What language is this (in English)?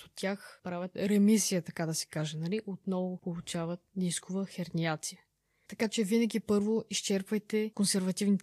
Bulgarian